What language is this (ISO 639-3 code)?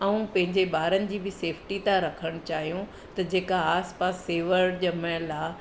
snd